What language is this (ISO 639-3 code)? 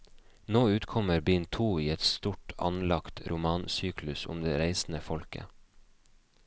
nor